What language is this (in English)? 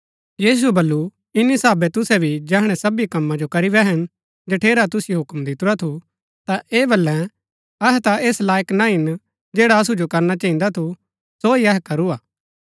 Gaddi